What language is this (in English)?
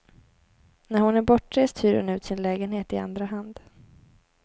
Swedish